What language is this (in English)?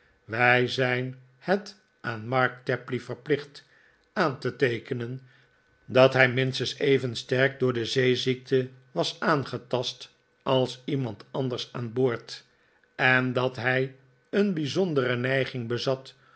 Dutch